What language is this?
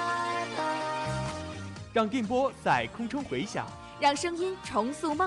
Chinese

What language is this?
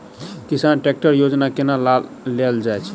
Maithili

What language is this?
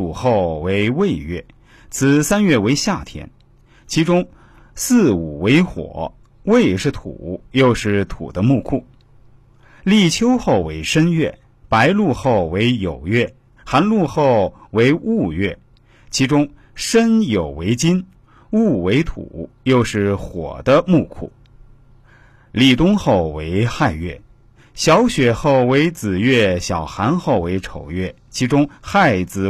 Chinese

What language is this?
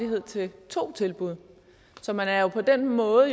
Danish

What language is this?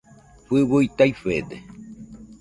Nüpode Huitoto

